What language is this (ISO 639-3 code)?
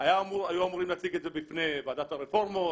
heb